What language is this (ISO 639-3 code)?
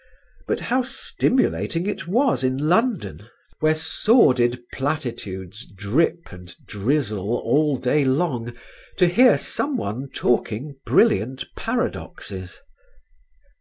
eng